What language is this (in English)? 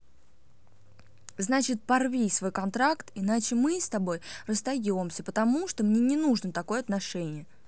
Russian